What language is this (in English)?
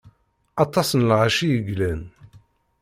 Kabyle